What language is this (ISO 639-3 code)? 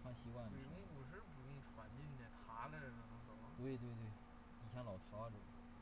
zho